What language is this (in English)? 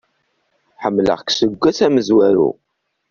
Kabyle